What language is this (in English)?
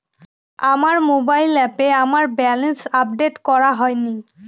Bangla